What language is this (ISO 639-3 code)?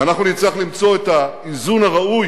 heb